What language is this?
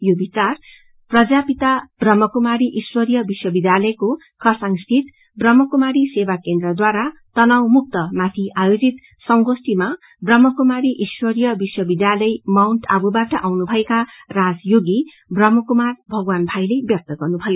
Nepali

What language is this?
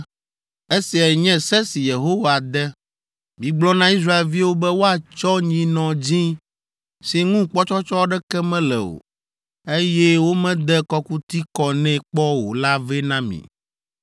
Ewe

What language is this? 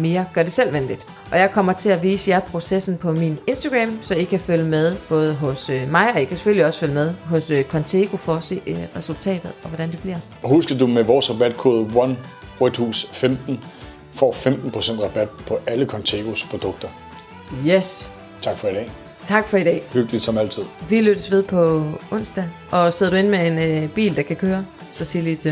Danish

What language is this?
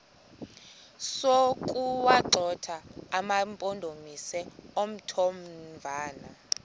Xhosa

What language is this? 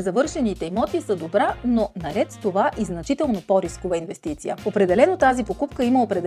Bulgarian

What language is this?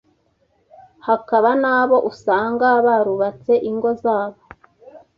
Kinyarwanda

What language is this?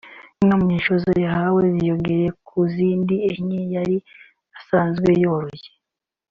Kinyarwanda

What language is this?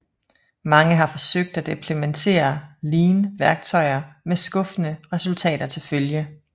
Danish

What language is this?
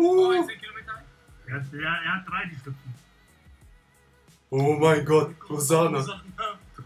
German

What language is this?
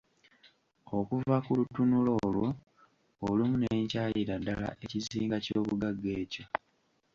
Ganda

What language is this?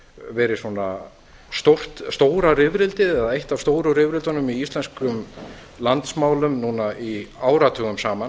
Icelandic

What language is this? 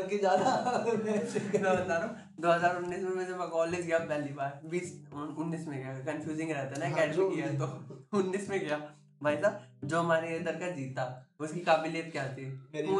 Hindi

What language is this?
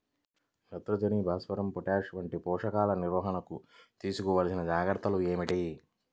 Telugu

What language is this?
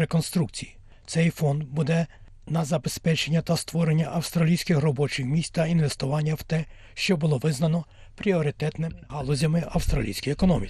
Ukrainian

